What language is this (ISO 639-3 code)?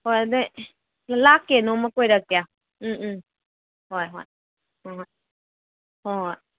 mni